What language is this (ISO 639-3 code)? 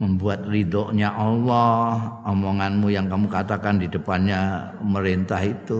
ind